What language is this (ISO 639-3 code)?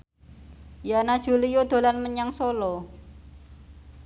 jav